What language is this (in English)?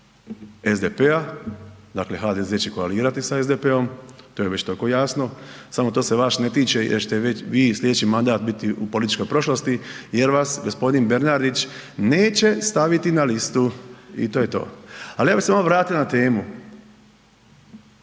Croatian